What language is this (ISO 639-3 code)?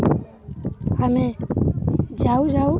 ori